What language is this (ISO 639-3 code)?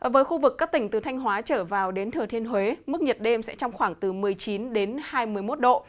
vie